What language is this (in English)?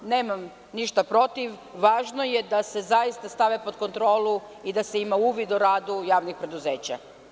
Serbian